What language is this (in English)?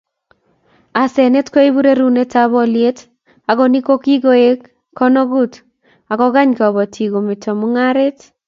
Kalenjin